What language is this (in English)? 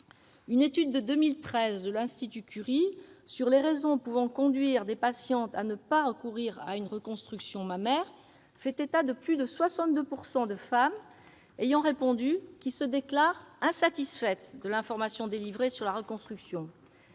French